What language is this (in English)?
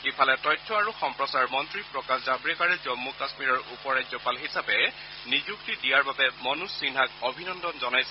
Assamese